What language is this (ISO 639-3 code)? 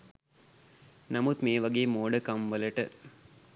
sin